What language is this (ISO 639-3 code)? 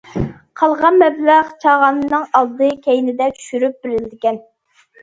uig